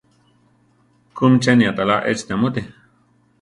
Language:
Central Tarahumara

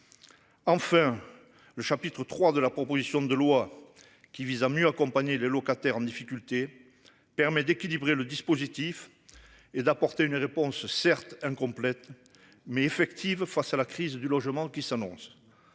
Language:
French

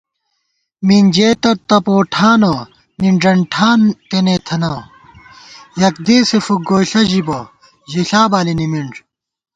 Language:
Gawar-Bati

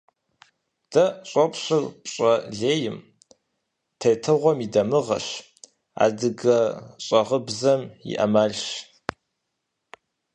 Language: Kabardian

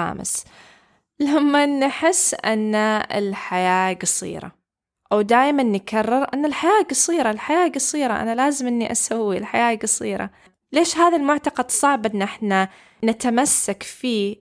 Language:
Arabic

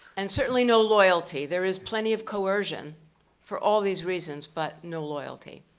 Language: English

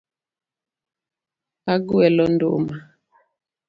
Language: Luo (Kenya and Tanzania)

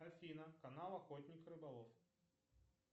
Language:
Russian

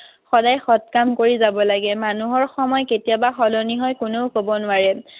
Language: Assamese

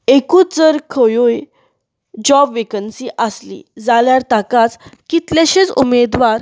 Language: Konkani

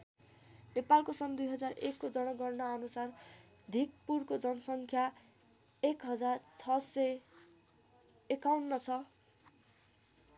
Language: Nepali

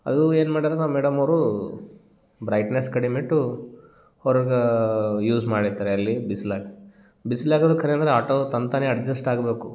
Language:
Kannada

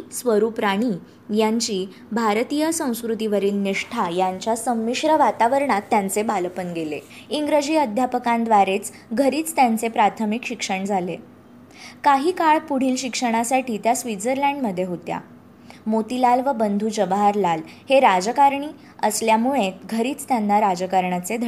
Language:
Marathi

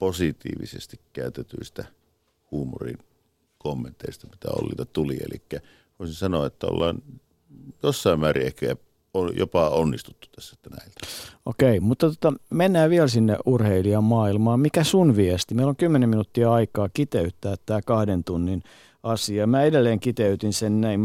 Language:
Finnish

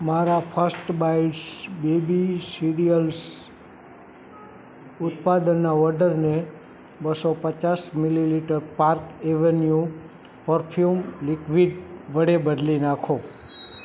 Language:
Gujarati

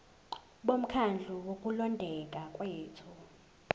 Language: Zulu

